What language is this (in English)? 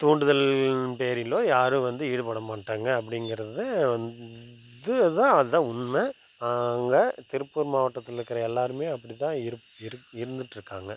Tamil